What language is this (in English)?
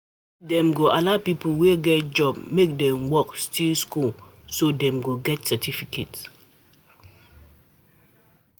Nigerian Pidgin